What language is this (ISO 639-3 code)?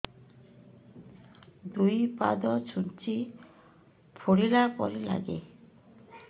ori